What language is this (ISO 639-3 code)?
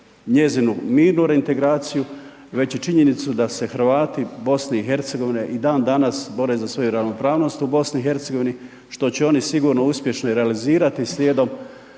hrv